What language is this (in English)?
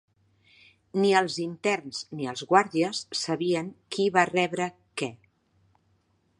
Catalan